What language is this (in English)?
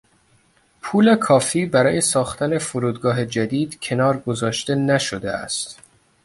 Persian